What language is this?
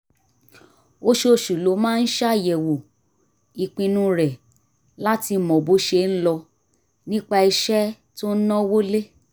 Yoruba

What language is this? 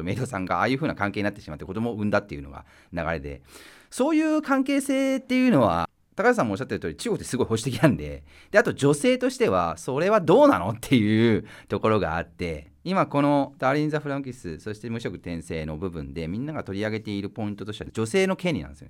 Japanese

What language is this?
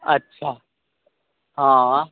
Maithili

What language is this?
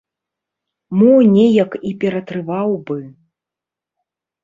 Belarusian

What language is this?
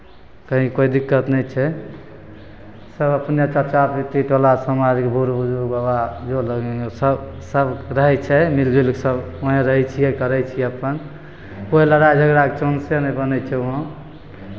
Maithili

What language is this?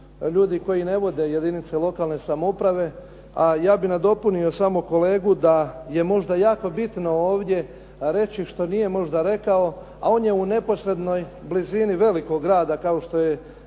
Croatian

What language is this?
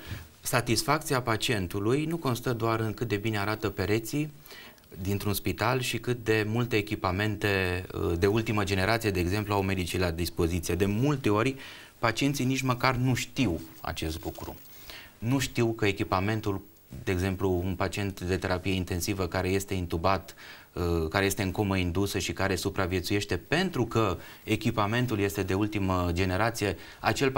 Romanian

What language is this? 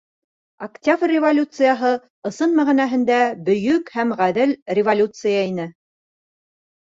Bashkir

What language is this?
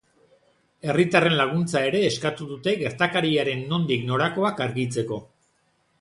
Basque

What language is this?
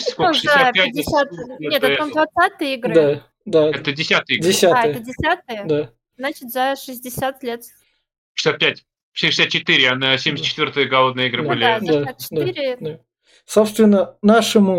Russian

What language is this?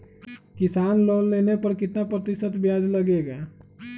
Magahi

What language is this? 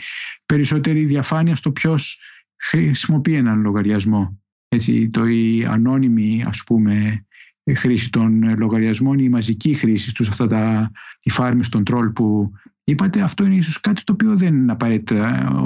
Greek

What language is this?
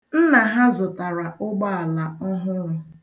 Igbo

